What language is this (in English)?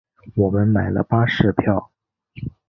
Chinese